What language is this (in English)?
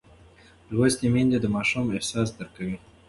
Pashto